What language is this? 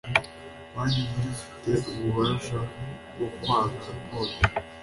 Kinyarwanda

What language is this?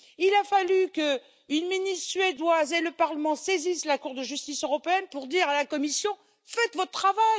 French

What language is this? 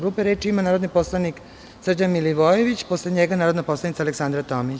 Serbian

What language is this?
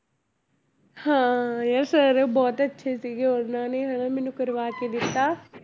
Punjabi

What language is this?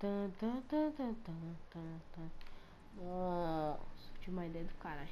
Portuguese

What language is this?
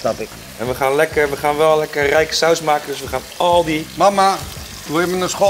Dutch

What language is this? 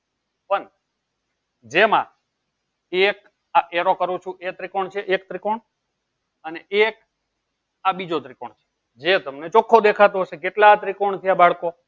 Gujarati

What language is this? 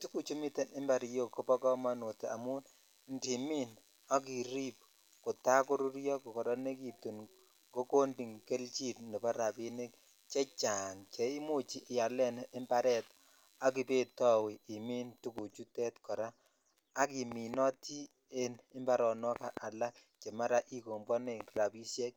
Kalenjin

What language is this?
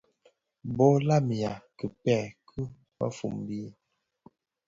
Bafia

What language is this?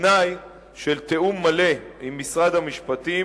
Hebrew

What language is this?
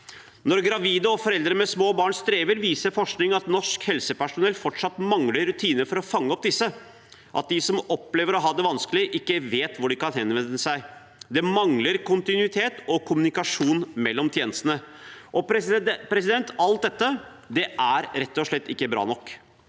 Norwegian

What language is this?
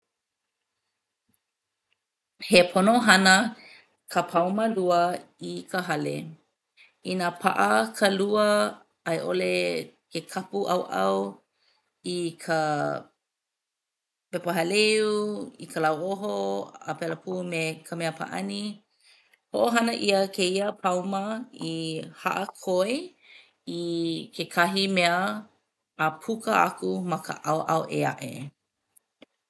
Hawaiian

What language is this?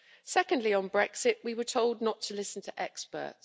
English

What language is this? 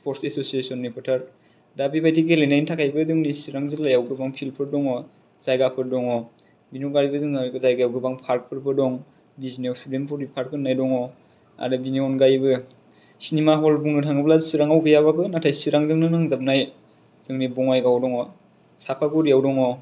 Bodo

